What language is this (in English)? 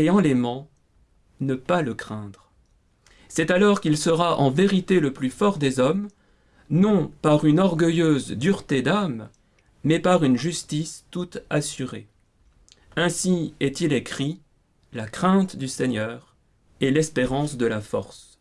French